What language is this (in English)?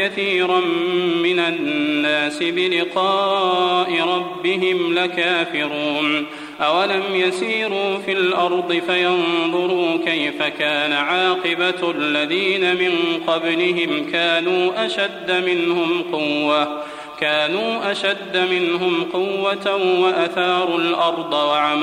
Arabic